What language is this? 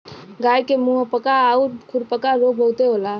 Bhojpuri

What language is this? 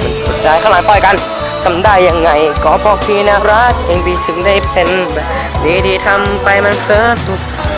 Thai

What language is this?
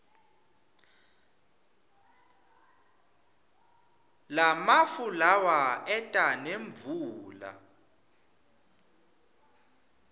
Swati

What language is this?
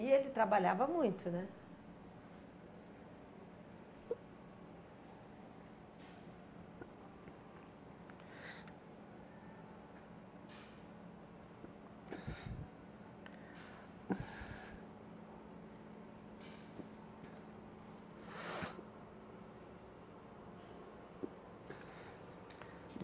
Portuguese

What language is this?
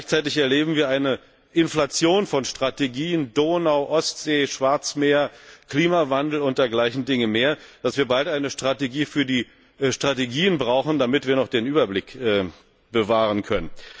German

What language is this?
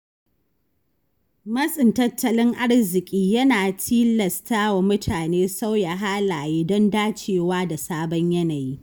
Hausa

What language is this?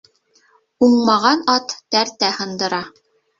Bashkir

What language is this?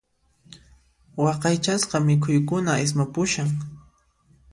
Puno Quechua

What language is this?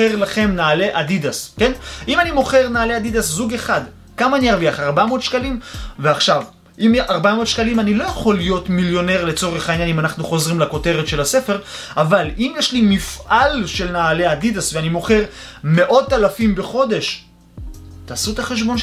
Hebrew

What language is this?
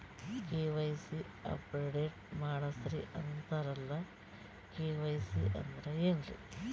Kannada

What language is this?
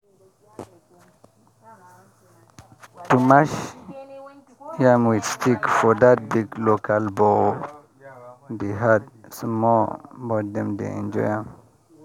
Nigerian Pidgin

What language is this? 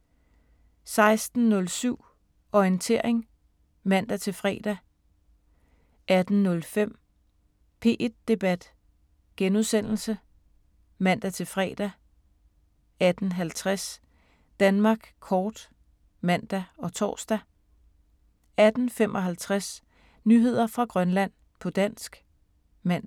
Danish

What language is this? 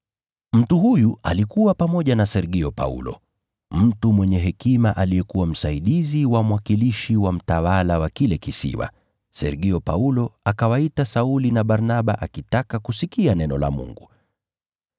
Swahili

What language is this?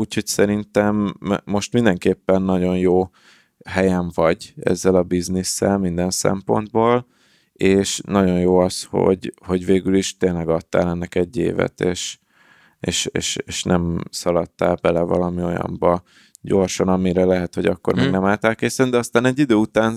Hungarian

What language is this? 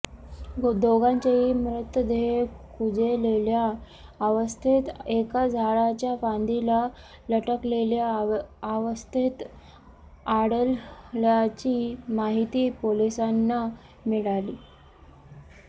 Marathi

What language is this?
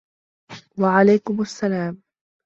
Arabic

